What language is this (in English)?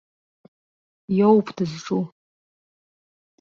Abkhazian